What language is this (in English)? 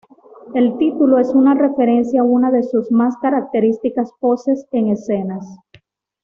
Spanish